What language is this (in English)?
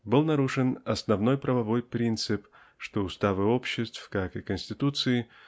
Russian